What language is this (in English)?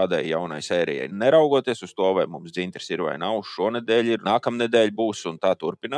Latvian